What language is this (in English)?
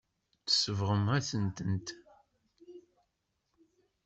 Kabyle